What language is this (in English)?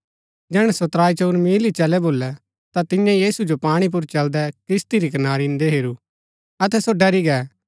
Gaddi